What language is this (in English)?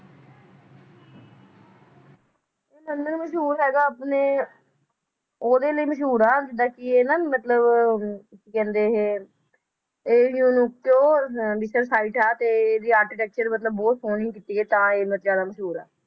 Punjabi